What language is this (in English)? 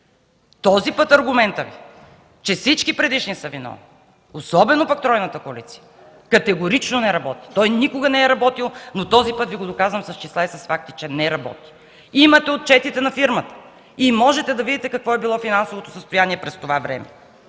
Bulgarian